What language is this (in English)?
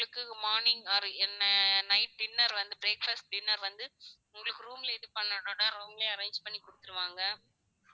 Tamil